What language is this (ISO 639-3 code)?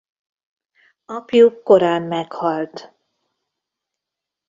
hun